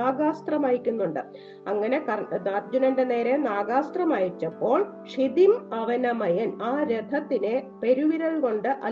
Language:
Malayalam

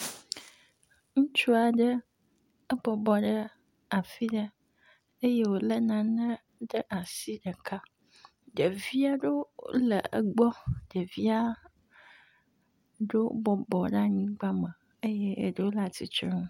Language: Ewe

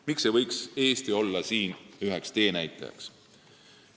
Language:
Estonian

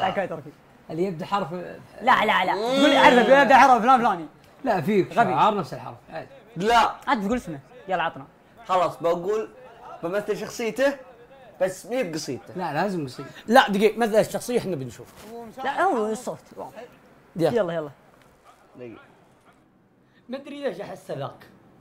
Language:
Arabic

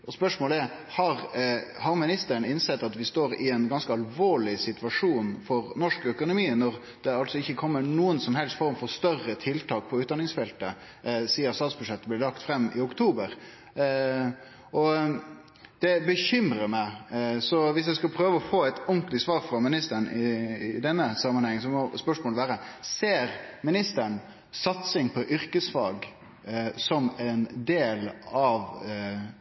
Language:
Norwegian Nynorsk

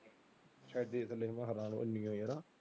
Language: Punjabi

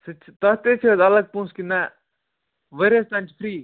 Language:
Kashmiri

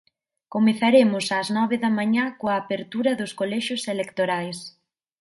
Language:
Galician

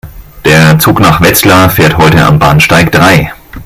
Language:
German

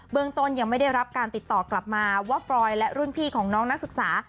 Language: Thai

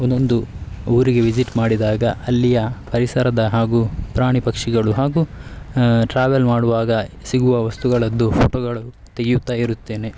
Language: Kannada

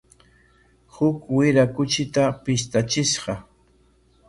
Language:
Corongo Ancash Quechua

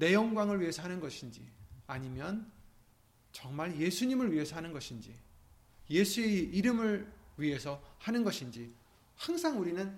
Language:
Korean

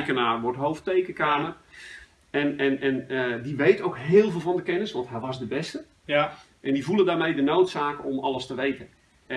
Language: Dutch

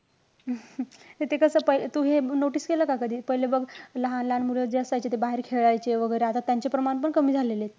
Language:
Marathi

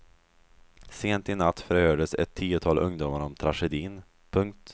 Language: Swedish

